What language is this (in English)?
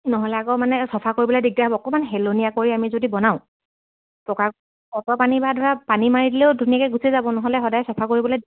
Assamese